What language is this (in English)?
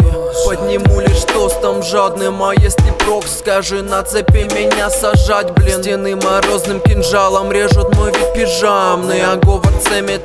Russian